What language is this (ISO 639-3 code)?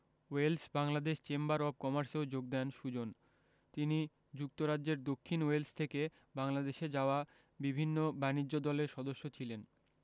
ben